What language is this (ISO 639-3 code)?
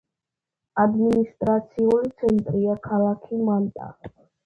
kat